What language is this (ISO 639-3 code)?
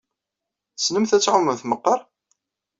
kab